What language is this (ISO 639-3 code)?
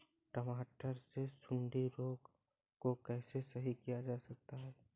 hin